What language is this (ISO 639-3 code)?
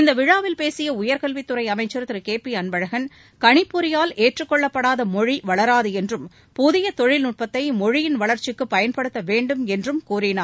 tam